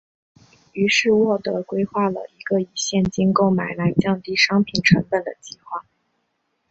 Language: Chinese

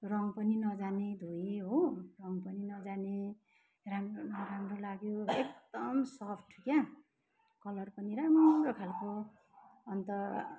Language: Nepali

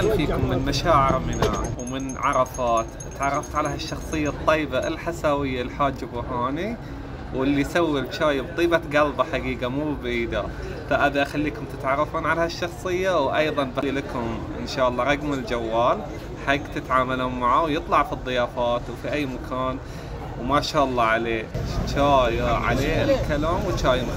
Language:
Arabic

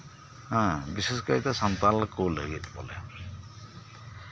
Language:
Santali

